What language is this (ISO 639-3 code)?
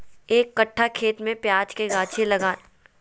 mag